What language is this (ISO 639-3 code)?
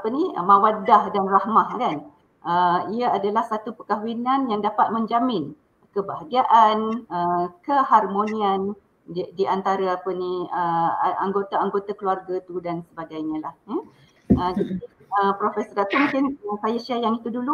msa